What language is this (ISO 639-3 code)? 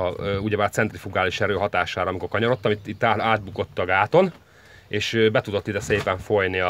hun